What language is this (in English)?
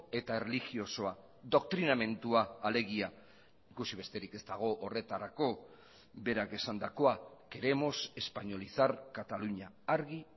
Basque